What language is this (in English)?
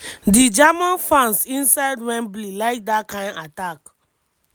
Nigerian Pidgin